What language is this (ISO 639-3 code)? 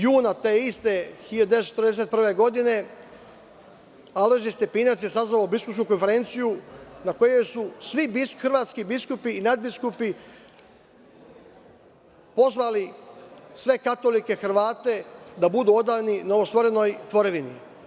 srp